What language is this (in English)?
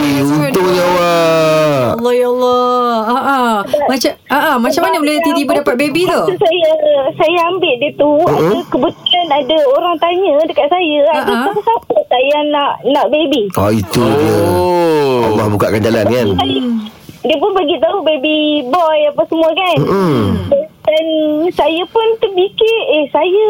Malay